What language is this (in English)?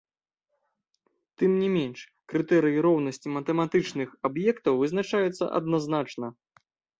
Belarusian